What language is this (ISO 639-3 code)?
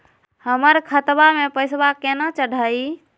mag